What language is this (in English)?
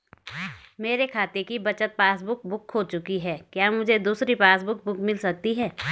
Hindi